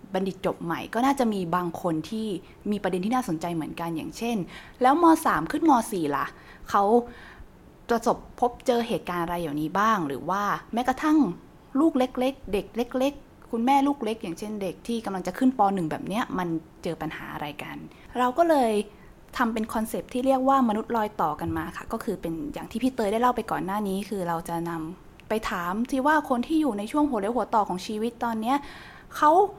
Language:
Thai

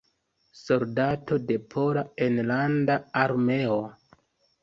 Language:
Esperanto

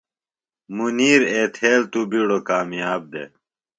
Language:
Phalura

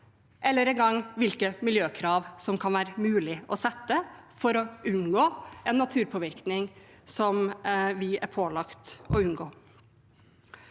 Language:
Norwegian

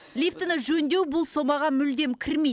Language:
Kazakh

